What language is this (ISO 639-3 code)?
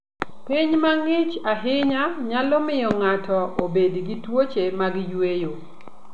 luo